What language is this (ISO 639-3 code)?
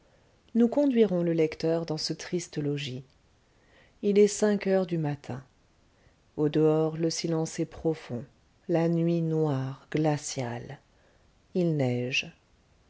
fra